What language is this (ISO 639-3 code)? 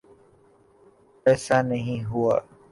urd